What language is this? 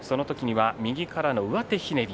Japanese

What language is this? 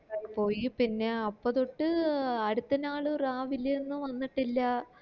Malayalam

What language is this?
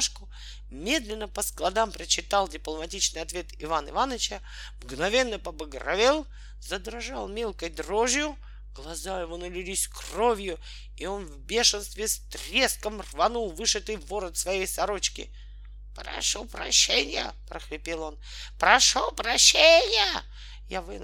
Russian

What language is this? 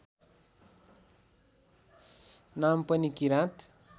Nepali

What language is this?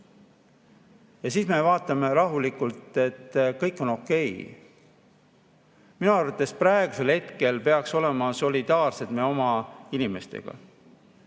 Estonian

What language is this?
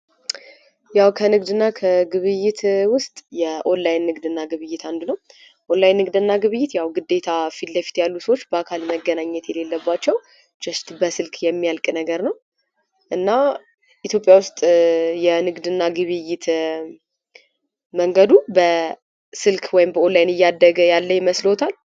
Amharic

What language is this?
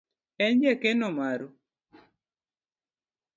Luo (Kenya and Tanzania)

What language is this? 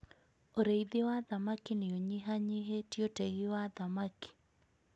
Kikuyu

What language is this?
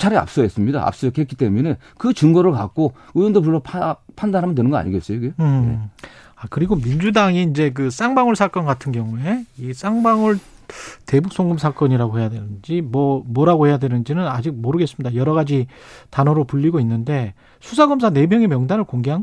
Korean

